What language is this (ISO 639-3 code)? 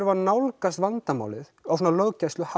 isl